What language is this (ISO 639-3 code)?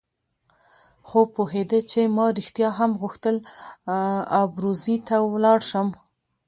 pus